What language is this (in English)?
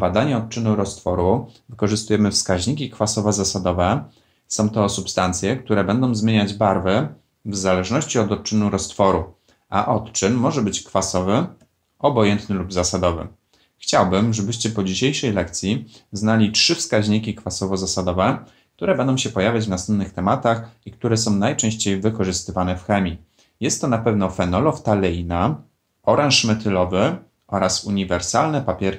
Polish